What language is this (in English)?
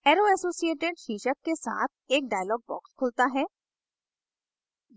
Hindi